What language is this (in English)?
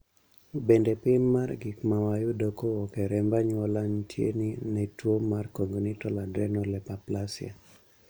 Luo (Kenya and Tanzania)